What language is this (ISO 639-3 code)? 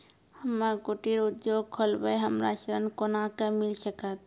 mai